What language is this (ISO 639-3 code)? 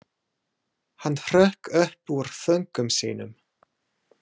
isl